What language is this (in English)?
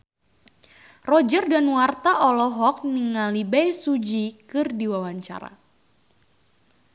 Sundanese